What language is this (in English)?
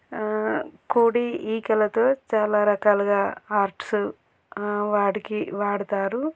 Telugu